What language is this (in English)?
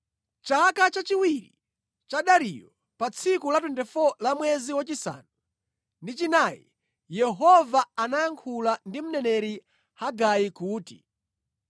Nyanja